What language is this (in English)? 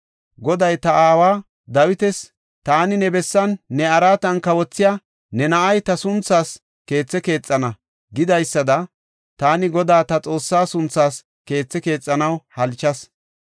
Gofa